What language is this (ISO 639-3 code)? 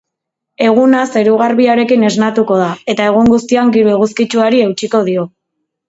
eus